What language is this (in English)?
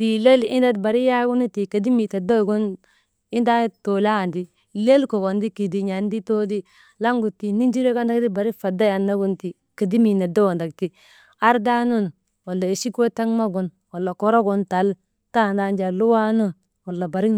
Maba